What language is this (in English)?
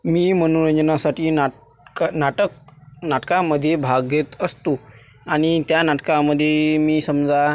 Marathi